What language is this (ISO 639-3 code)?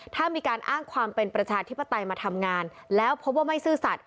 tha